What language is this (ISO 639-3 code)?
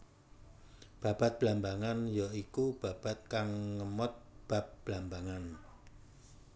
jav